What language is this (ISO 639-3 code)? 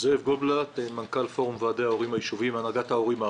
heb